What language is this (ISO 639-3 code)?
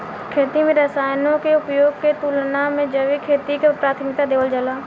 bho